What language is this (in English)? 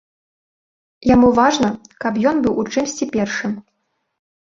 Belarusian